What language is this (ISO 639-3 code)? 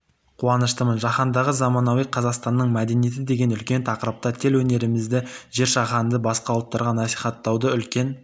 kaz